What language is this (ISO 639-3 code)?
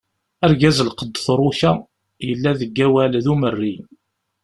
kab